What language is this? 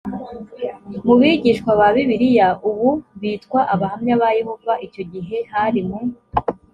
Kinyarwanda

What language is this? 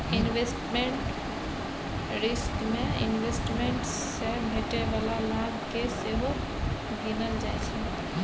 Maithili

